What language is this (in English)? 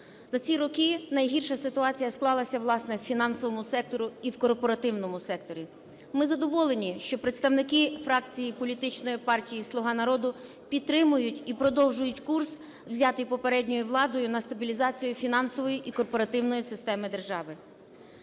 Ukrainian